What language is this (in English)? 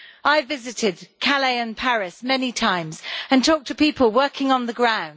English